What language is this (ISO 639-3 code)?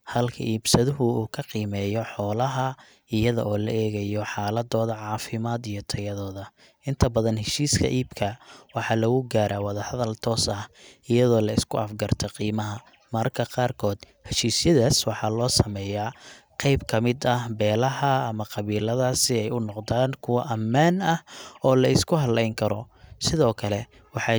som